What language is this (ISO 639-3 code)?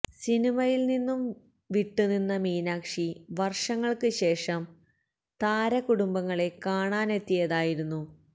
mal